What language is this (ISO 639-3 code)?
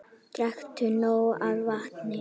isl